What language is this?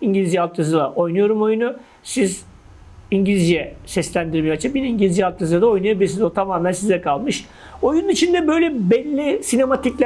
Turkish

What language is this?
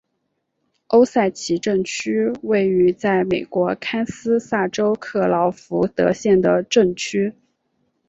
Chinese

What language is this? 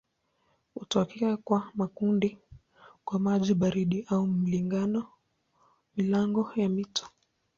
Swahili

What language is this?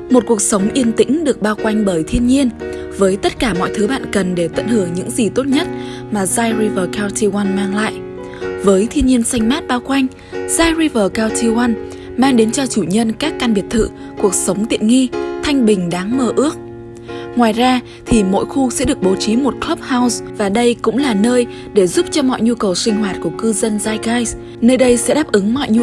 Vietnamese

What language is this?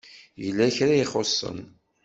Kabyle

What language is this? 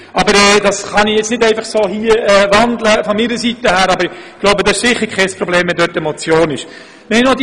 Swiss German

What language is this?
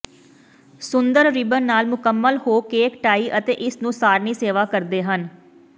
Punjabi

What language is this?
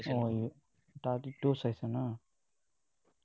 Assamese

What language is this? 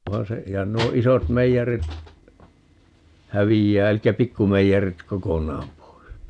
Finnish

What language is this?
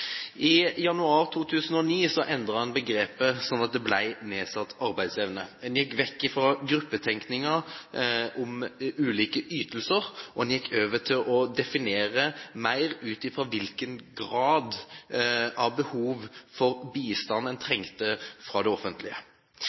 Norwegian Bokmål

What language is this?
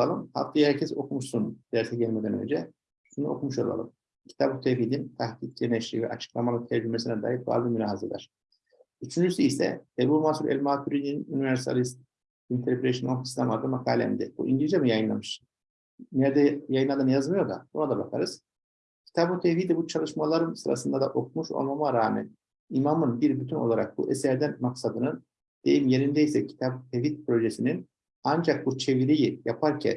Turkish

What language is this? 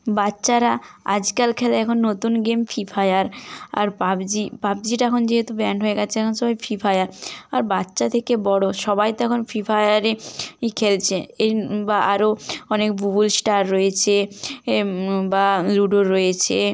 Bangla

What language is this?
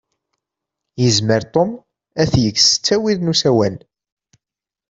Kabyle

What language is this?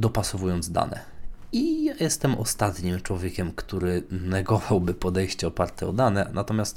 Polish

